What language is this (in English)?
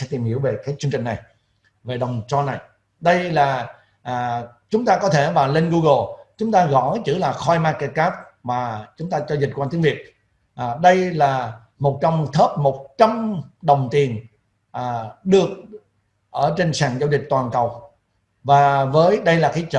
Vietnamese